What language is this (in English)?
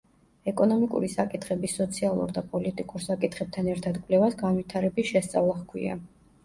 Georgian